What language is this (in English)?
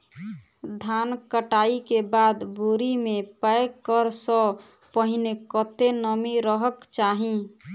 Maithili